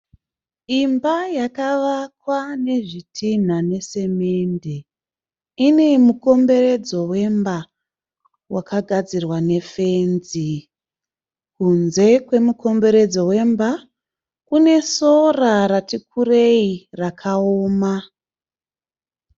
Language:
Shona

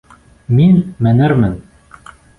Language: Bashkir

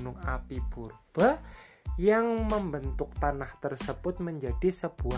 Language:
Indonesian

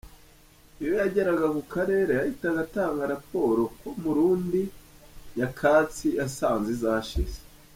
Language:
Kinyarwanda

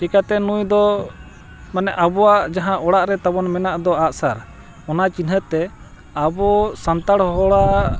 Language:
Santali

